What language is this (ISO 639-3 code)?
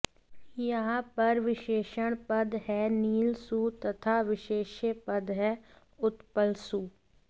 san